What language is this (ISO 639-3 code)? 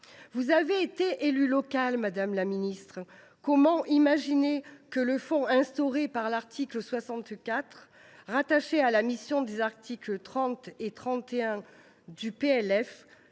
fra